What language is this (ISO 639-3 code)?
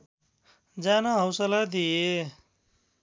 nep